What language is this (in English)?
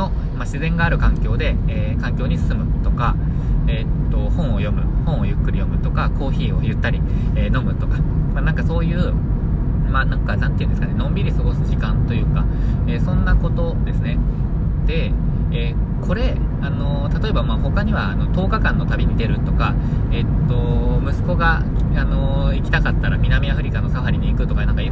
Japanese